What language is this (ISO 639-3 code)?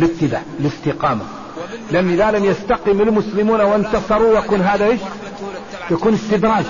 ara